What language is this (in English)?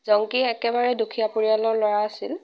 Assamese